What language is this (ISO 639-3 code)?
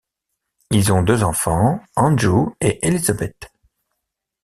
fra